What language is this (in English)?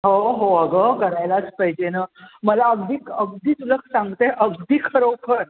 Marathi